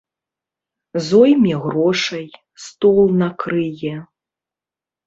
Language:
Belarusian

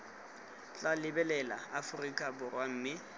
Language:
Tswana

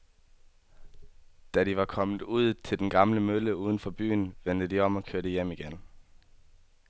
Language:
Danish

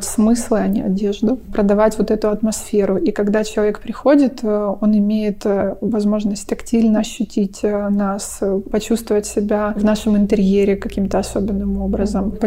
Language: Russian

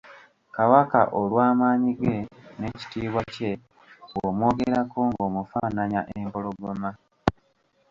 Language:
Ganda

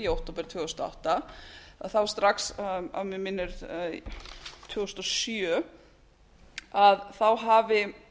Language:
Icelandic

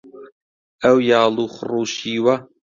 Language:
Central Kurdish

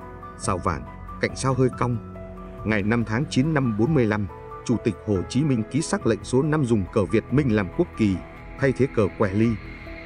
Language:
Vietnamese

